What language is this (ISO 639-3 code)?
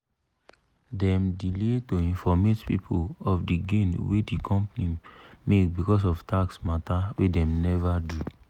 pcm